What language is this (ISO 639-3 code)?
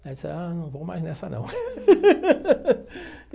por